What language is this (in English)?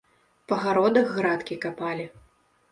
Belarusian